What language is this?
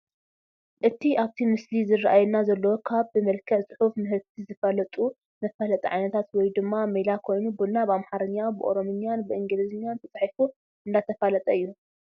Tigrinya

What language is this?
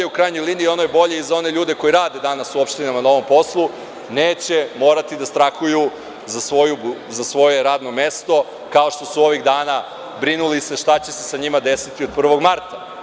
Serbian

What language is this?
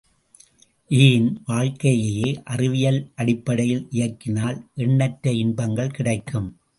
Tamil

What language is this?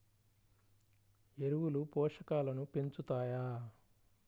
Telugu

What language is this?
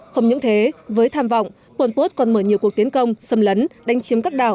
Vietnamese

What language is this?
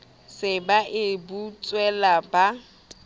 Southern Sotho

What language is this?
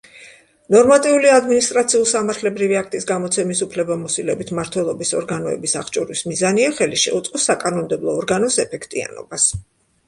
Georgian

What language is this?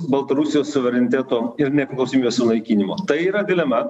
Lithuanian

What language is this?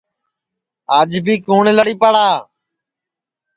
Sansi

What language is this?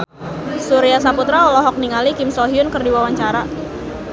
Sundanese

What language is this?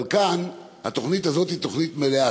Hebrew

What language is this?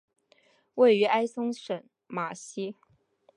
Chinese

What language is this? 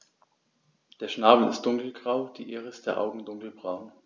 German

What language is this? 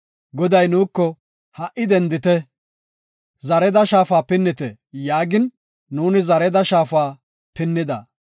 Gofa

